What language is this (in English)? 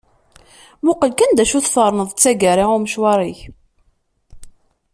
Kabyle